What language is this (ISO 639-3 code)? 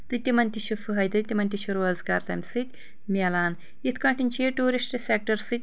kas